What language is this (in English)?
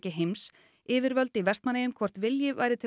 Icelandic